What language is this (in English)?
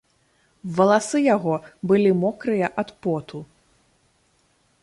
Belarusian